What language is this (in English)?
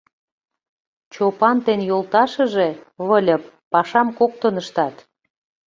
Mari